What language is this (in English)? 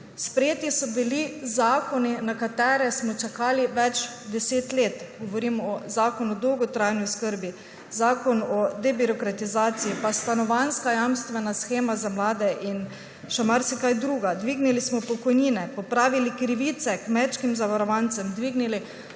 Slovenian